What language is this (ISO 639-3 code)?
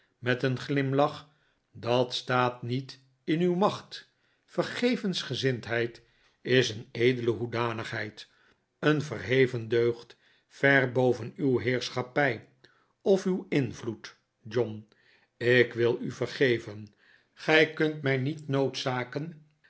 nld